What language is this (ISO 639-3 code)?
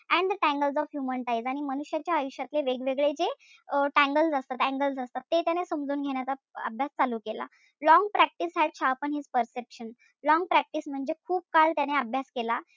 mar